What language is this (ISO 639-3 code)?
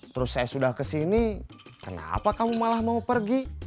ind